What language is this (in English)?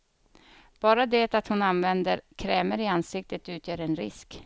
Swedish